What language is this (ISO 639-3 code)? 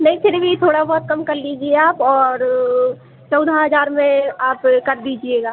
hin